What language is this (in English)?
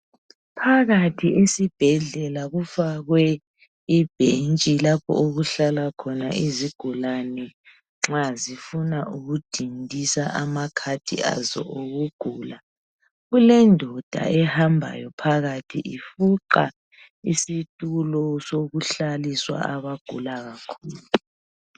North Ndebele